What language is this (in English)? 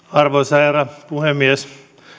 Finnish